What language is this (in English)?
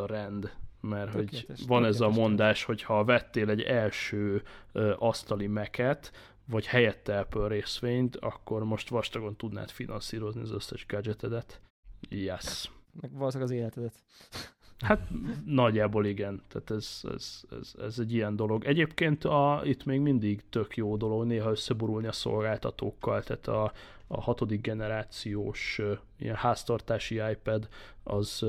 Hungarian